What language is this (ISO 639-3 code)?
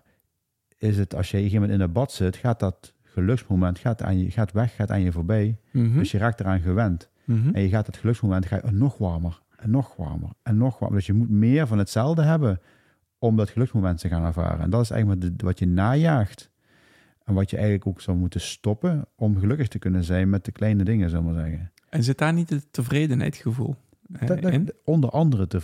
nld